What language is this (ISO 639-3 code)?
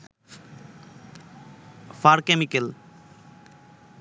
ben